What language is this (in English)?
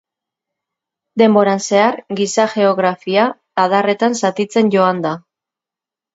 Basque